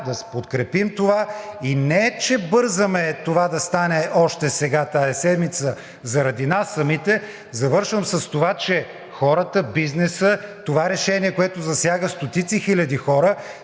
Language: Bulgarian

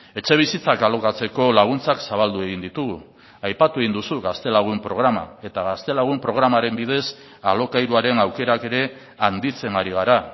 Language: Basque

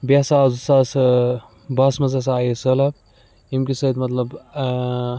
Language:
Kashmiri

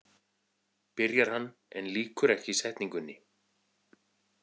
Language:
Icelandic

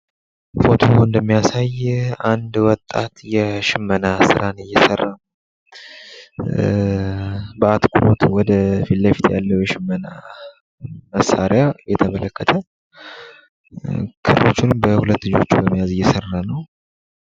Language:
Amharic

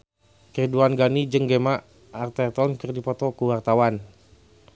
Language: Sundanese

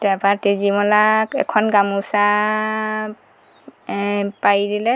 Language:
Assamese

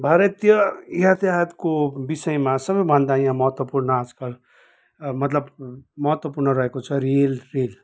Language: Nepali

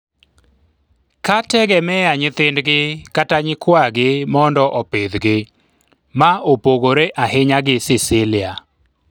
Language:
Luo (Kenya and Tanzania)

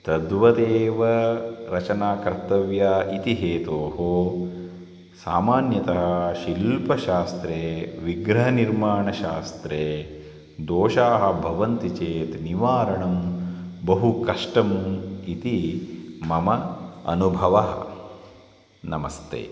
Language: Sanskrit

